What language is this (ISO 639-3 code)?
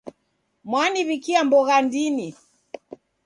dav